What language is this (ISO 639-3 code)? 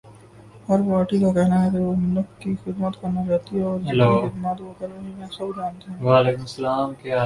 urd